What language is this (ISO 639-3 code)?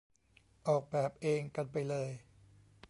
tha